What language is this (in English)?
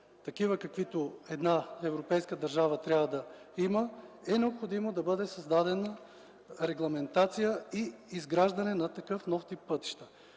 Bulgarian